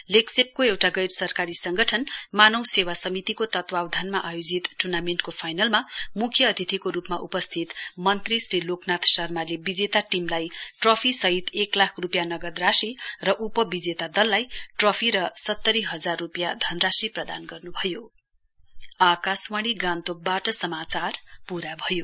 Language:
Nepali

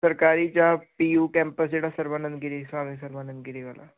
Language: Punjabi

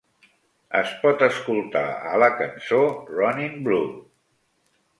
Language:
Catalan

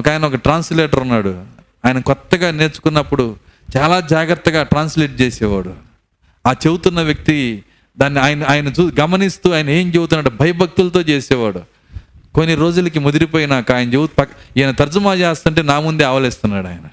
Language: Telugu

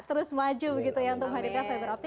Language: Indonesian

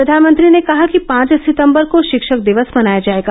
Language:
Hindi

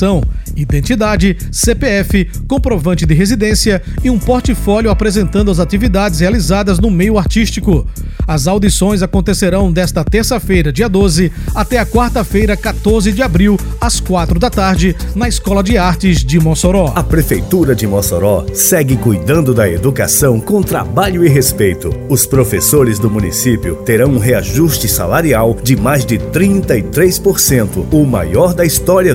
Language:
Portuguese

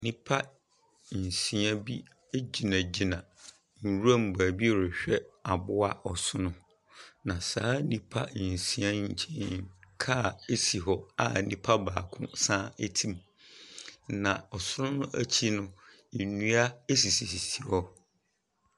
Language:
Akan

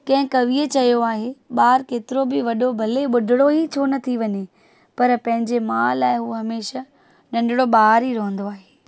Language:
Sindhi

